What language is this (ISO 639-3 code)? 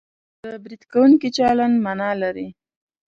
pus